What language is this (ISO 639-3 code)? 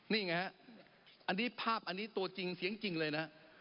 tha